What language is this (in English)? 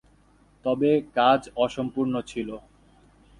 Bangla